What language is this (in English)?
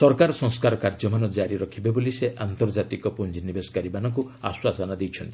Odia